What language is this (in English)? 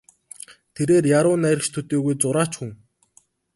Mongolian